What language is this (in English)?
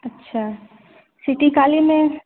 Maithili